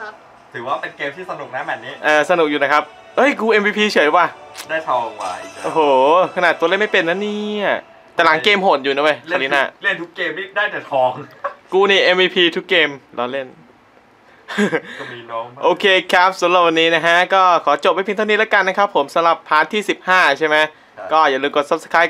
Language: Thai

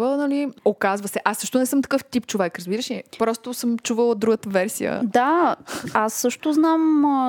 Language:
Bulgarian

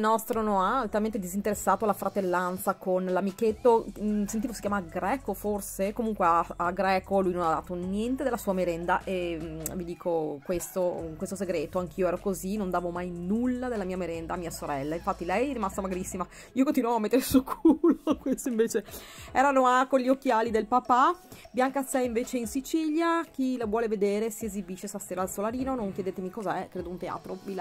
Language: Italian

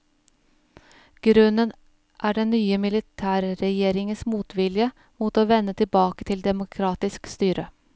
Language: Norwegian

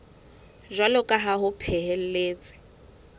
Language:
Southern Sotho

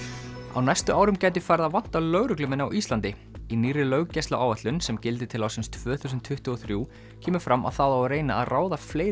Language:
Icelandic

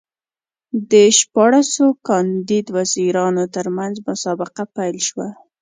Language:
Pashto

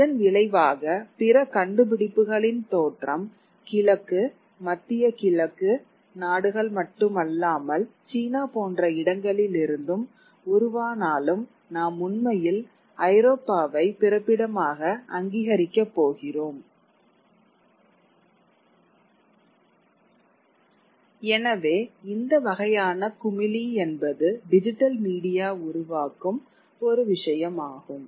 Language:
Tamil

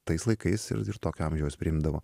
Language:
Lithuanian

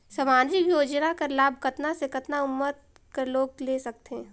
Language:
Chhattisgarhi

